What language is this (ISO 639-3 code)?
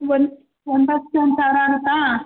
kan